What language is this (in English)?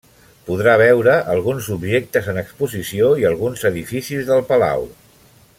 Catalan